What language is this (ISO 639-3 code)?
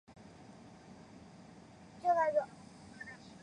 zho